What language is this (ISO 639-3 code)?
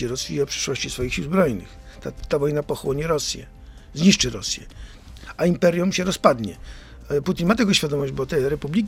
pol